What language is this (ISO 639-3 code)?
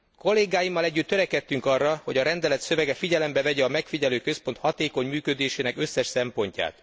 hun